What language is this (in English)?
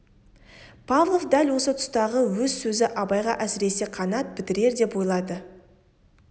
Kazakh